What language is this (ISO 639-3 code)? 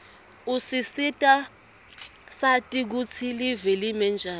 ssw